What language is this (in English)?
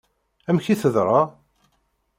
Kabyle